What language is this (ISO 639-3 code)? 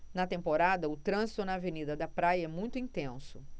por